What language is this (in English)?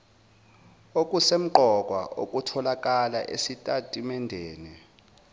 Zulu